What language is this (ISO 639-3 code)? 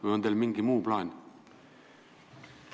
est